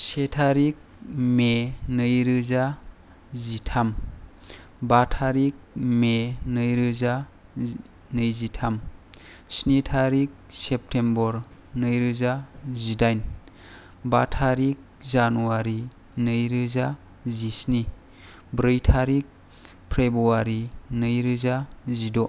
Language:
Bodo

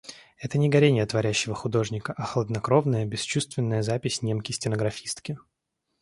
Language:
Russian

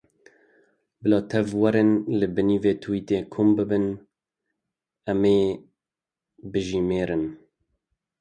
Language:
Kurdish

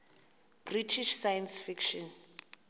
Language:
Xhosa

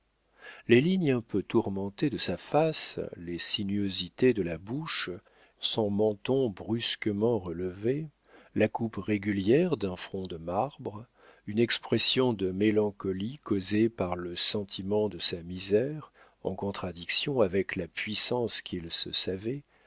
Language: French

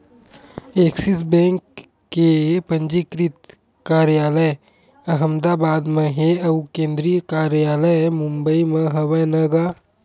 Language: Chhattisgarhi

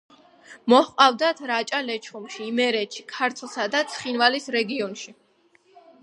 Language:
Georgian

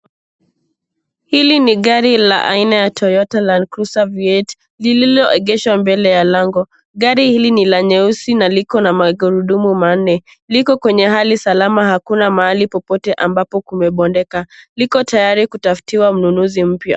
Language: Swahili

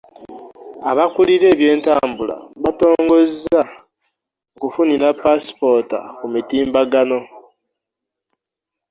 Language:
Ganda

